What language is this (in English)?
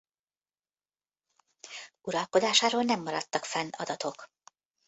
Hungarian